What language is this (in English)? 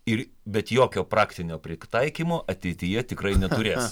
Lithuanian